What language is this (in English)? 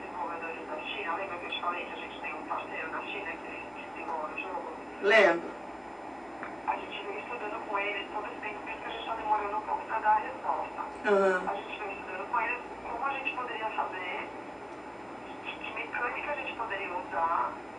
Portuguese